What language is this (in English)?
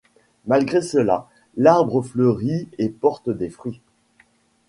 French